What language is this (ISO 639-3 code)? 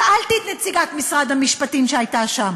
heb